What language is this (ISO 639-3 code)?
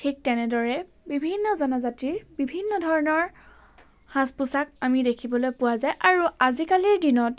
asm